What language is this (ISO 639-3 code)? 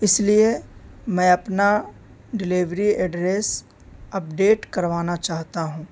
urd